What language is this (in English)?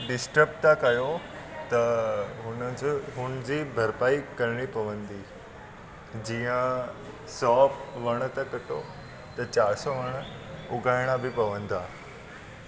Sindhi